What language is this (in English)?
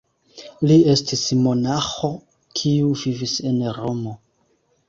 Esperanto